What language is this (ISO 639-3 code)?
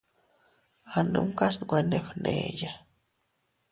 cut